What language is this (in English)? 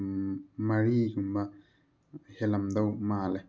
Manipuri